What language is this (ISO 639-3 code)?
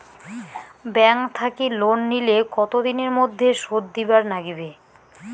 ben